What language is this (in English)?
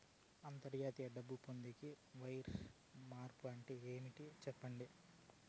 Telugu